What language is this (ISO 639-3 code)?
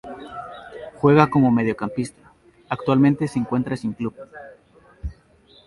spa